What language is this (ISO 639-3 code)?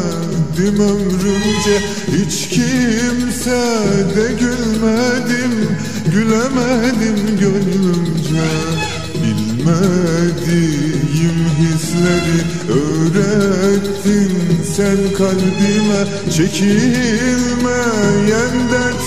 tur